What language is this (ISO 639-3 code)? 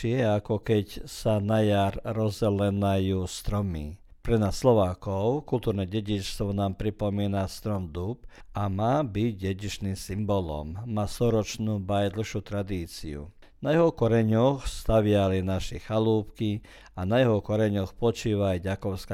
hrv